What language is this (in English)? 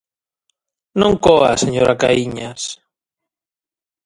Galician